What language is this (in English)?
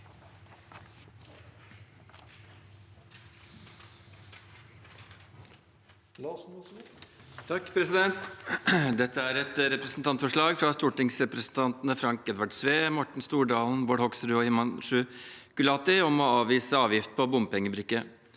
Norwegian